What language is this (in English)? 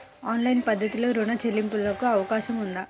Telugu